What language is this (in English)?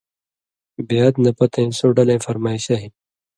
Indus Kohistani